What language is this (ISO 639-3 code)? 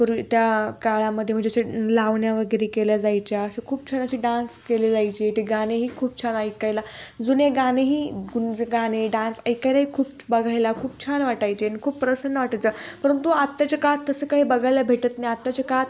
mar